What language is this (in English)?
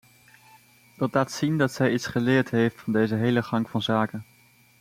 Dutch